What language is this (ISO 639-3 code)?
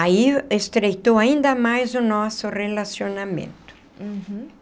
por